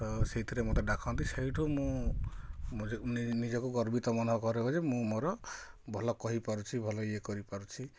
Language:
Odia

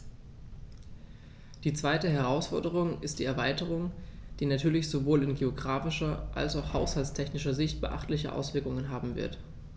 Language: German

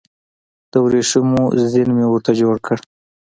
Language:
Pashto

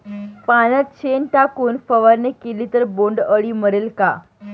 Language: Marathi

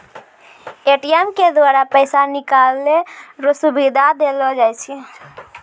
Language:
Maithili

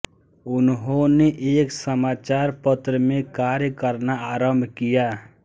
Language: Hindi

